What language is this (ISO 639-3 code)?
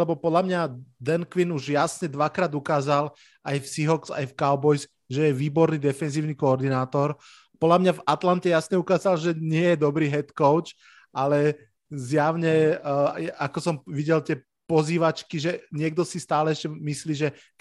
slk